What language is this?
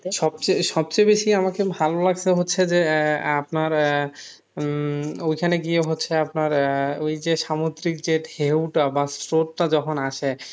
Bangla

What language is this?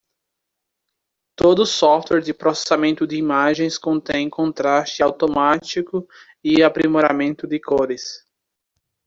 Portuguese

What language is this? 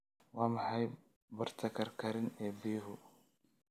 Somali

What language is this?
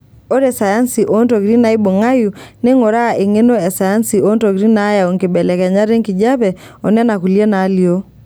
Masai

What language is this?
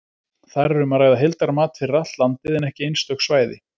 Icelandic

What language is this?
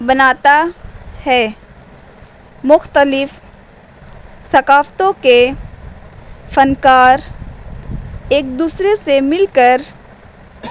Urdu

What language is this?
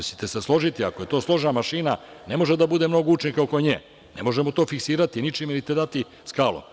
Serbian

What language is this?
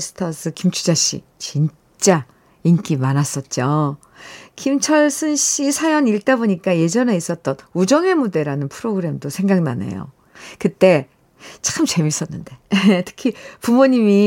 Korean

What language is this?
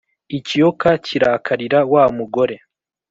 Kinyarwanda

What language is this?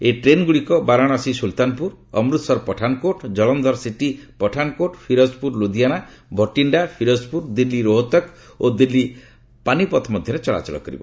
Odia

